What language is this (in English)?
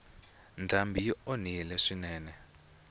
Tsonga